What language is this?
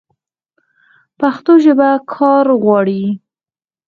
Pashto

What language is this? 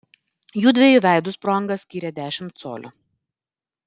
Lithuanian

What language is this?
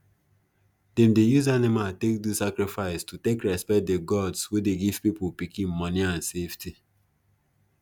Nigerian Pidgin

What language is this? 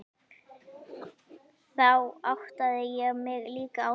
Icelandic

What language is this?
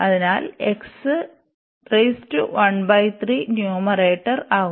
Malayalam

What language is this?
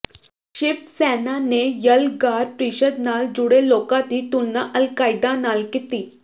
Punjabi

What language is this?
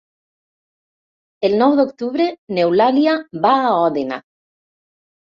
Catalan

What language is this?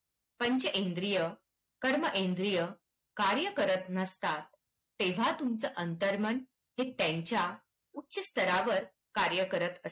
Marathi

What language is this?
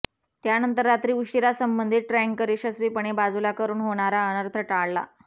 Marathi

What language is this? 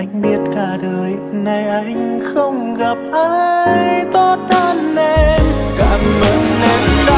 Vietnamese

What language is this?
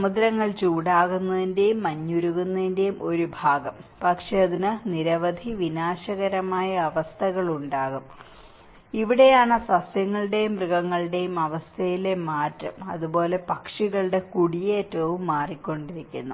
Malayalam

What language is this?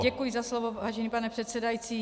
Czech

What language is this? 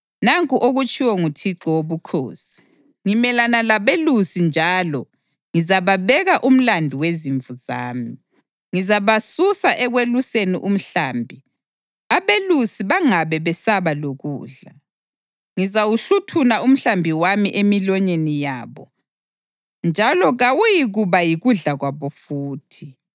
North Ndebele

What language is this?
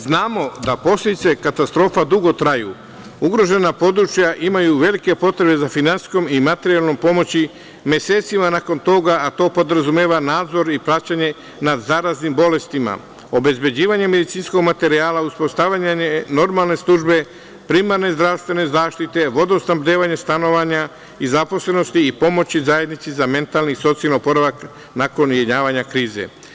Serbian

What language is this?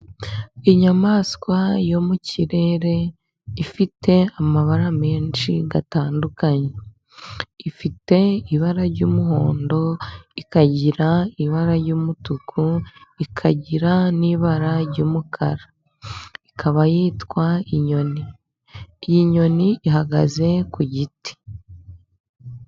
Kinyarwanda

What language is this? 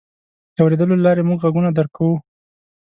Pashto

